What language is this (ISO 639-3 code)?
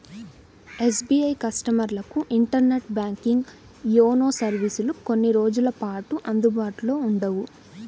tel